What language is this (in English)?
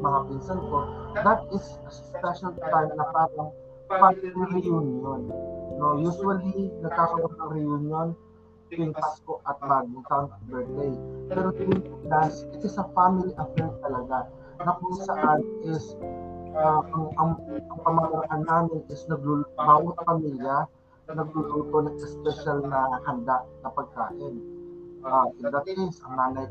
Filipino